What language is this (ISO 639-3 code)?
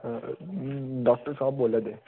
doi